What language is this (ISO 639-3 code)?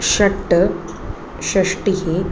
san